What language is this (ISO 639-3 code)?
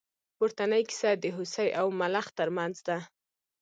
pus